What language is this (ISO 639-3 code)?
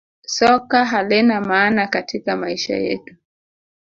swa